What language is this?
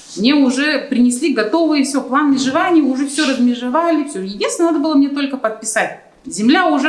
Russian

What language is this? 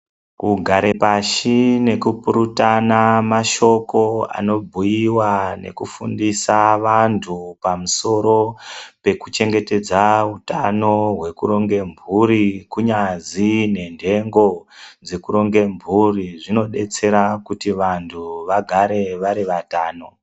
Ndau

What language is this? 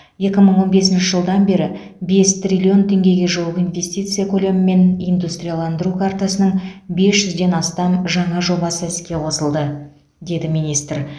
Kazakh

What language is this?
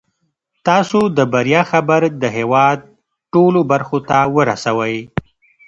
Pashto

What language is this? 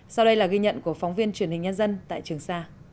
Vietnamese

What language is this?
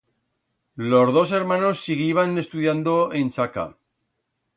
Aragonese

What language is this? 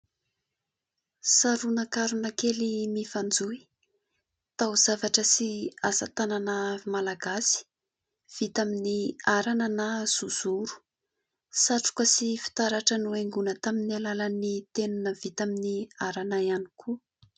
Malagasy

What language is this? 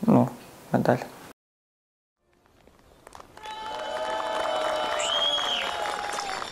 Ukrainian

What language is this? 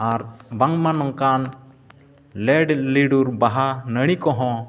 Santali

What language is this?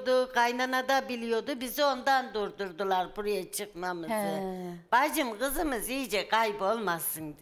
Turkish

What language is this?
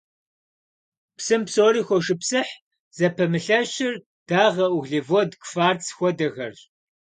Kabardian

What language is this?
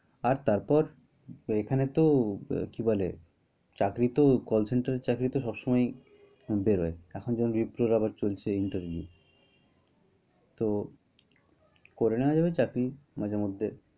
Bangla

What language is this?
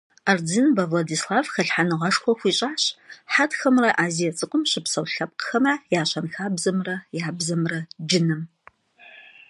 Kabardian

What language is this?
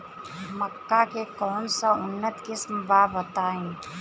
Bhojpuri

